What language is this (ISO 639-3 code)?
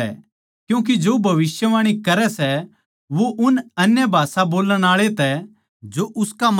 bgc